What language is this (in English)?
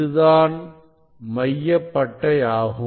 Tamil